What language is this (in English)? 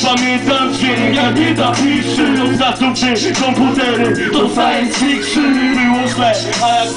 Polish